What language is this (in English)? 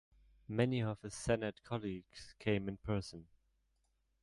English